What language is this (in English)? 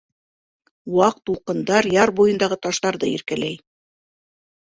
Bashkir